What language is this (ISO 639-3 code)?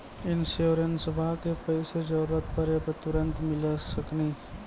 mai